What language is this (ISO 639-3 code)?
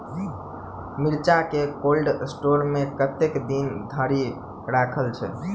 mai